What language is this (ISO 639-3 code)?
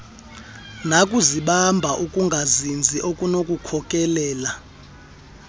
xho